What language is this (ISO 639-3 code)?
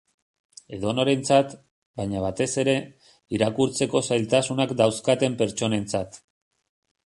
eus